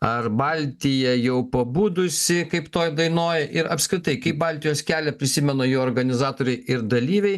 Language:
Lithuanian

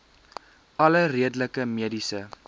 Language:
Afrikaans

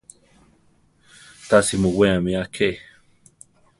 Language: Central Tarahumara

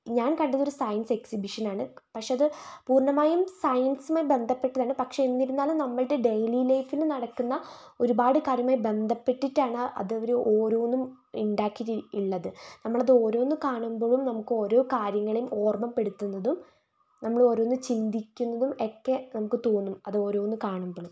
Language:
Malayalam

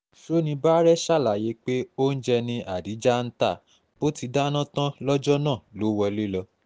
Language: Yoruba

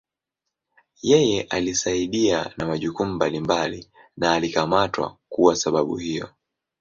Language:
Swahili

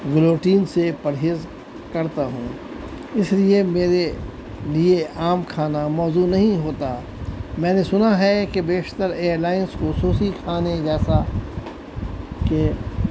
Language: Urdu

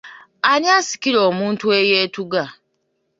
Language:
Ganda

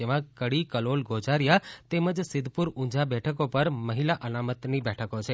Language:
Gujarati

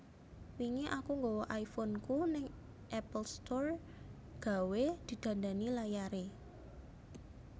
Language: Javanese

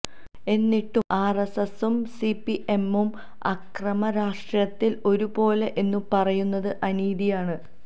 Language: Malayalam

